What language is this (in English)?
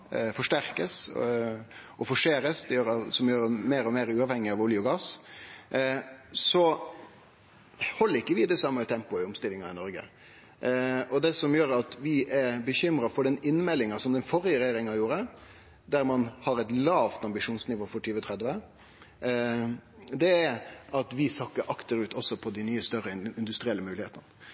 Norwegian Nynorsk